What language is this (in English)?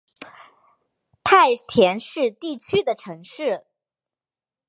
Chinese